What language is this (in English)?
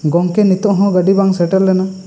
Santali